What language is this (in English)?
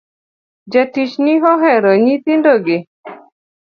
Luo (Kenya and Tanzania)